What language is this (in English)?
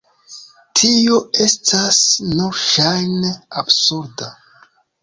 Esperanto